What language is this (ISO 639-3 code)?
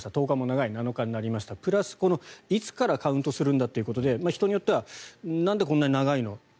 jpn